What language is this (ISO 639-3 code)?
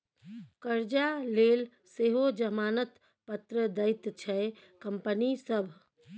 mai